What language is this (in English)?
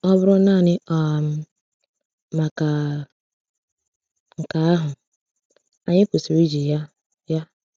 Igbo